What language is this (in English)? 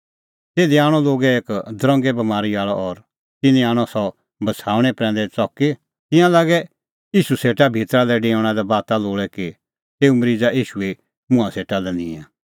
Kullu Pahari